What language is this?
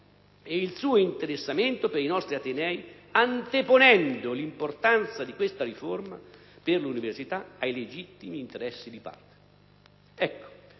Italian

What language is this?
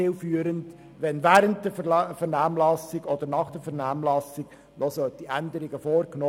Swiss German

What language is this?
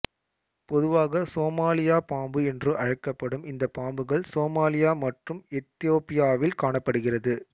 Tamil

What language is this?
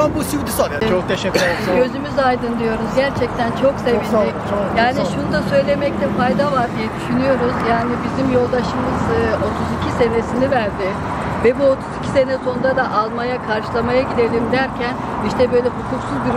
Turkish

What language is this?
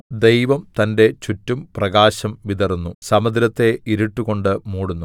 Malayalam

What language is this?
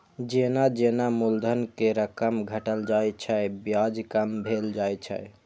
Maithili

